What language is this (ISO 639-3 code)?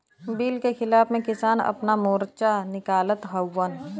bho